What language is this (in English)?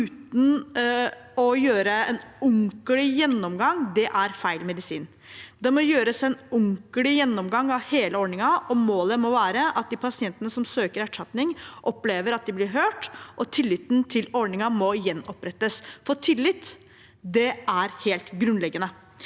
Norwegian